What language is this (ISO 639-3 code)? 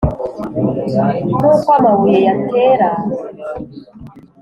kin